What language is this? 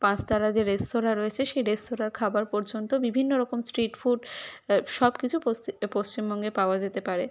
Bangla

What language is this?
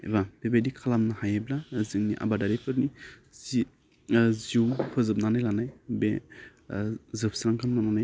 Bodo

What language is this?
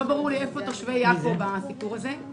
Hebrew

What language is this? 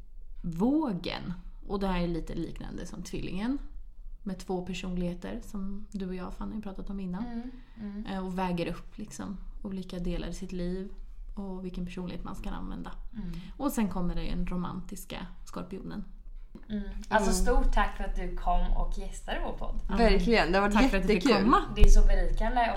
Swedish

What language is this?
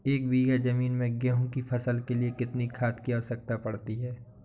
Hindi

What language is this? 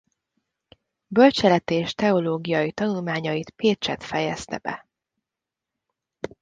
Hungarian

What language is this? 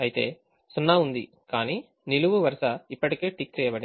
Telugu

